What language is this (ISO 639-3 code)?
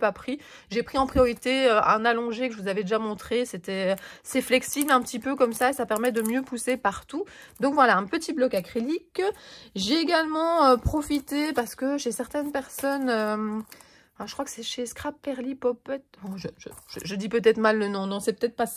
fra